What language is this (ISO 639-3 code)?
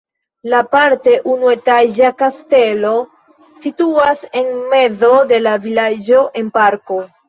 epo